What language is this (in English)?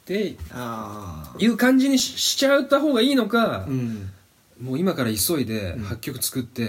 Japanese